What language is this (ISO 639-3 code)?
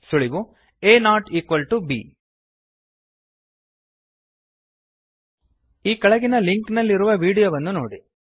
kan